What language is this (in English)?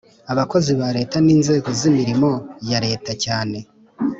Kinyarwanda